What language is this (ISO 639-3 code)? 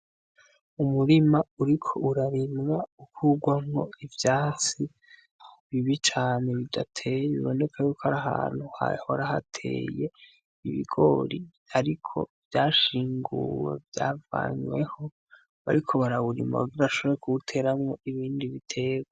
run